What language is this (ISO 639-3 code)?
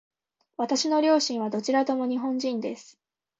jpn